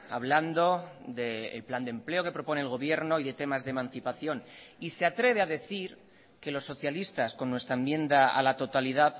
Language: Spanish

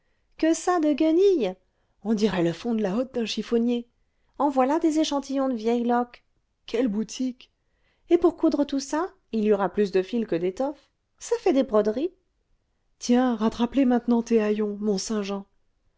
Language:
French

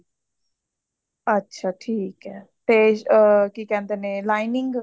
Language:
Punjabi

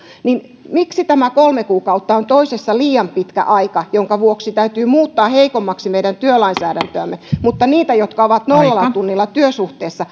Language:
Finnish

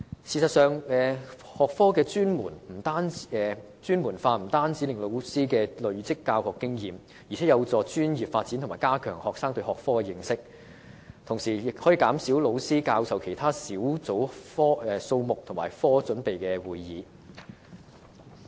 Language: Cantonese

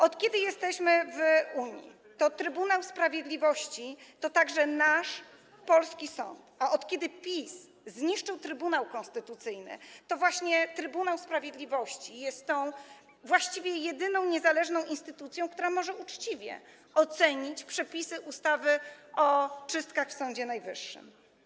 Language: Polish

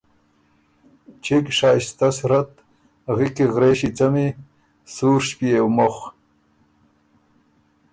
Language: Ormuri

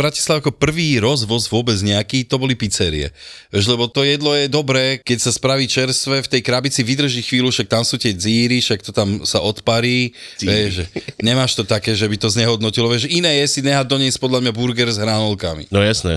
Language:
Slovak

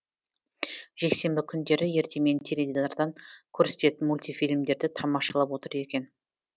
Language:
Kazakh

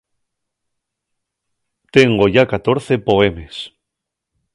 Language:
Asturian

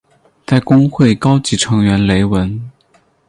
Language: Chinese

